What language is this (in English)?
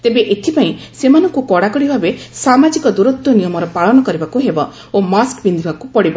Odia